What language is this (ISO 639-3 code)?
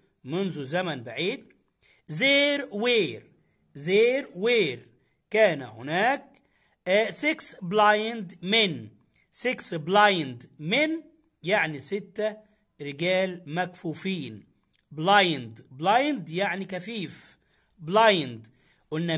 ara